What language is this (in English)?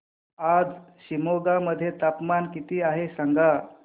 Marathi